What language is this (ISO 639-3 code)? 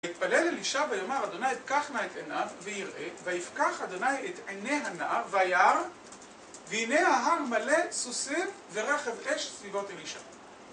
heb